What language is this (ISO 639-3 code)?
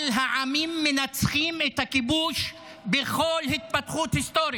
heb